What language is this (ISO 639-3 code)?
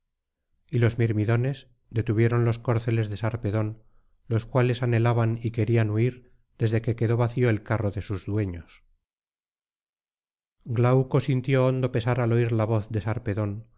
spa